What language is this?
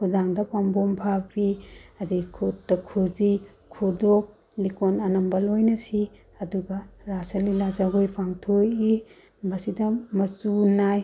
Manipuri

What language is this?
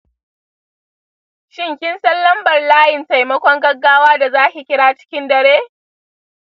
Hausa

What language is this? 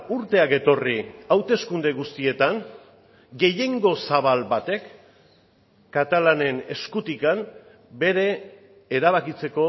Basque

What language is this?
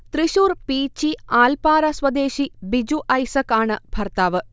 Malayalam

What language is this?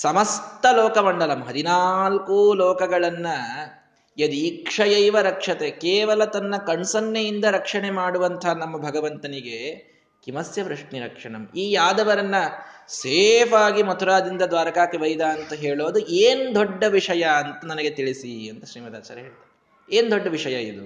Kannada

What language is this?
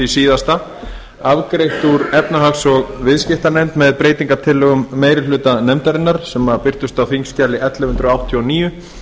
Icelandic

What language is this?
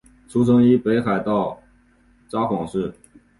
Chinese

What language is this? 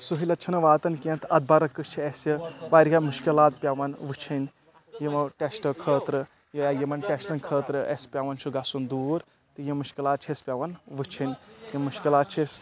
Kashmiri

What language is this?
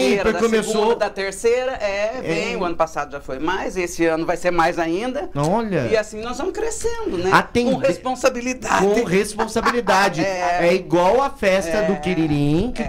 Portuguese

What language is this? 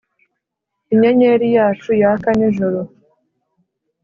Kinyarwanda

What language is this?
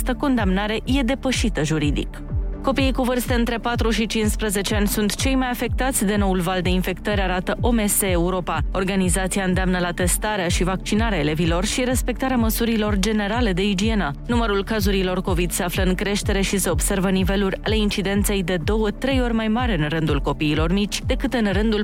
Romanian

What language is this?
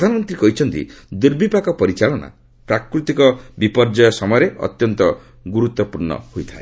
Odia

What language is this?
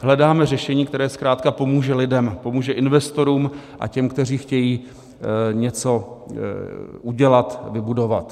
Czech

